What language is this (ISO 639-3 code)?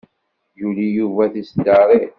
kab